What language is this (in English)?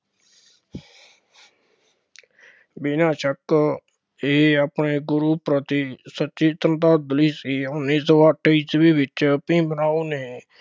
Punjabi